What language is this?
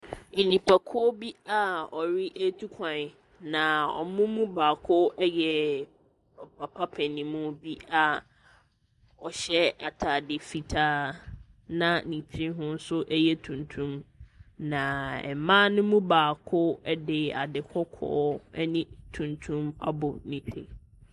Akan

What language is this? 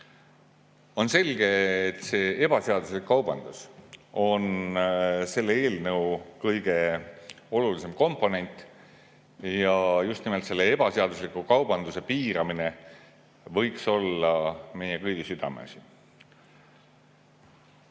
Estonian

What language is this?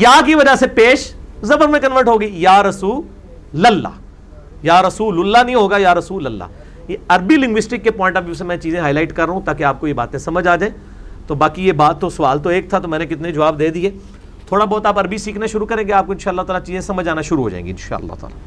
Urdu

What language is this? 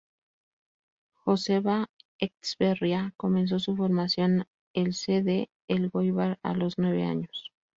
Spanish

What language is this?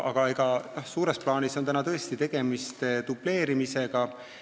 Estonian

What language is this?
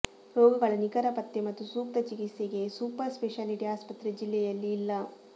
Kannada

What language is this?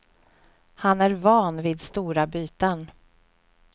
Swedish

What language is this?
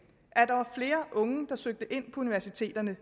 Danish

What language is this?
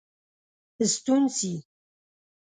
Pashto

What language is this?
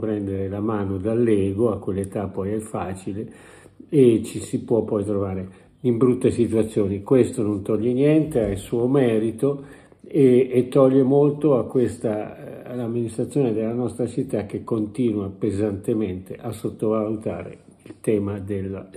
Italian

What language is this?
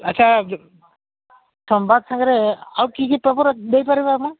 Odia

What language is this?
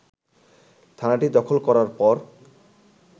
Bangla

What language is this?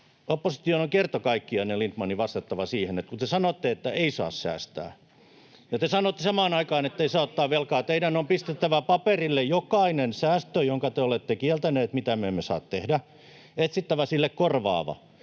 Finnish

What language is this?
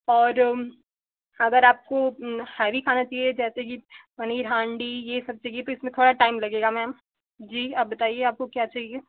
Hindi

